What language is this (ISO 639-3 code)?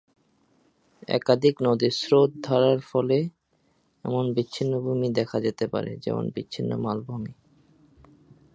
ben